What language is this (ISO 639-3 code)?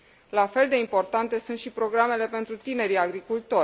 ron